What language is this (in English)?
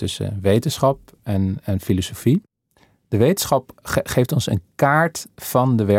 Dutch